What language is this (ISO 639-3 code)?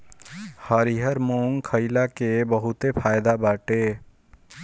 bho